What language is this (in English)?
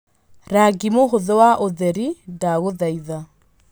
Kikuyu